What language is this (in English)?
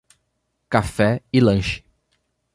Portuguese